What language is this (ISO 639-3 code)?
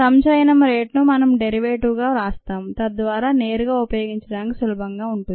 tel